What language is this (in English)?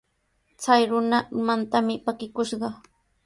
Sihuas Ancash Quechua